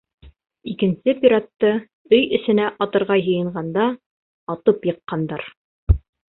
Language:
Bashkir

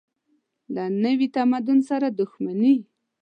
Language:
Pashto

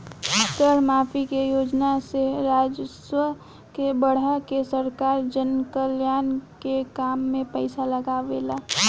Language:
Bhojpuri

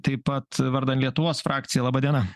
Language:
Lithuanian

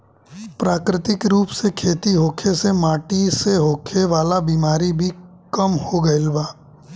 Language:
Bhojpuri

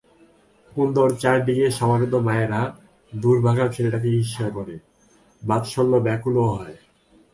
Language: Bangla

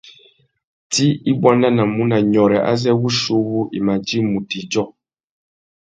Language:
Tuki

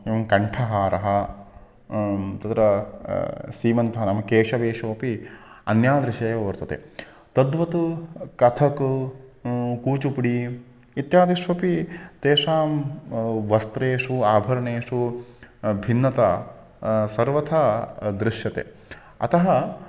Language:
Sanskrit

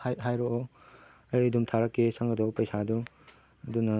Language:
Manipuri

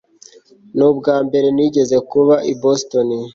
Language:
Kinyarwanda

